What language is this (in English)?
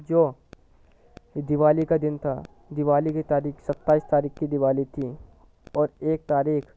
Urdu